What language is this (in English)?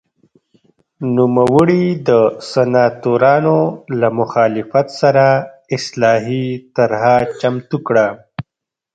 Pashto